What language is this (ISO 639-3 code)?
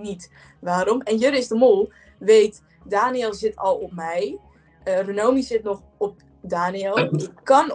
nld